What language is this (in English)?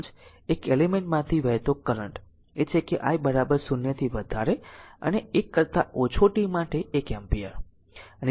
Gujarati